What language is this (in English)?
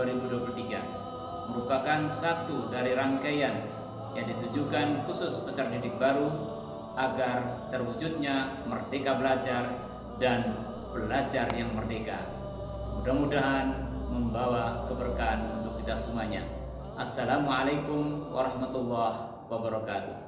Indonesian